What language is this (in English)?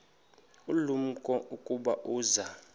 Xhosa